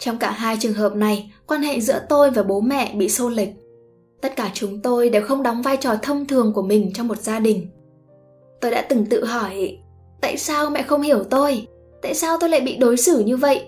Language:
Vietnamese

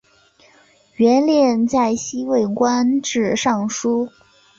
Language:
Chinese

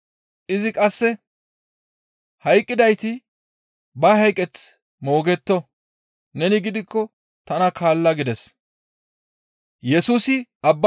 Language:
Gamo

